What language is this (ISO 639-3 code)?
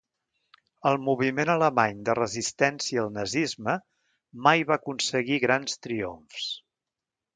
cat